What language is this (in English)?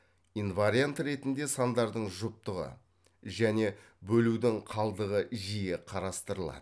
Kazakh